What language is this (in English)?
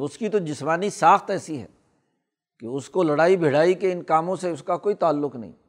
Urdu